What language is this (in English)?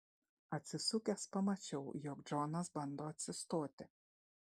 Lithuanian